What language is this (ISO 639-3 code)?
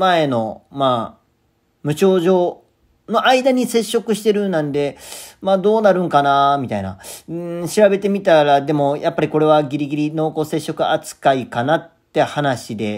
jpn